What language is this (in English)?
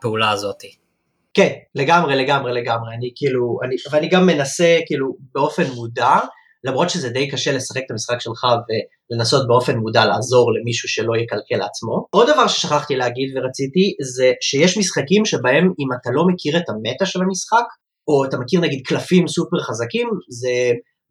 Hebrew